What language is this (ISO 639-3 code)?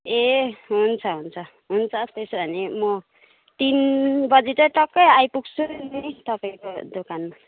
nep